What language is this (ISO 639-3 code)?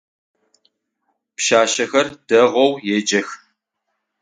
ady